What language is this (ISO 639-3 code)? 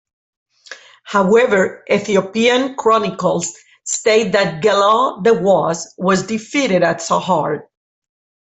eng